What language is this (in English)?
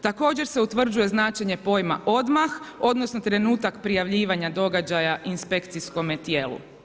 Croatian